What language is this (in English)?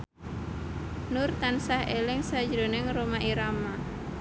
Javanese